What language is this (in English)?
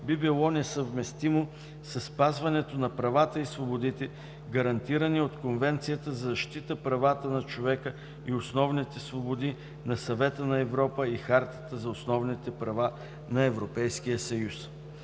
Bulgarian